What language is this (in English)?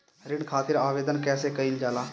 Bhojpuri